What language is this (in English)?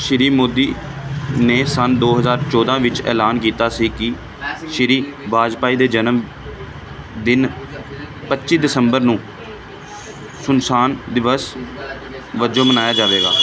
Punjabi